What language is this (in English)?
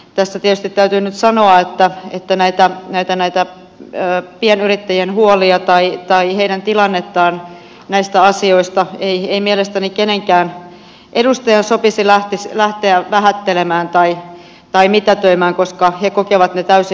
Finnish